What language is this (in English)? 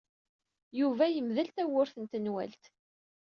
Kabyle